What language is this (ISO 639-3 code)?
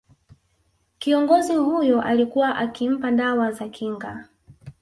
swa